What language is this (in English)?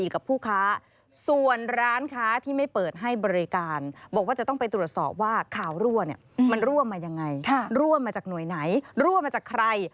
Thai